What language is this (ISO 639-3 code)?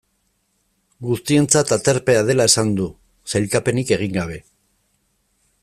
eus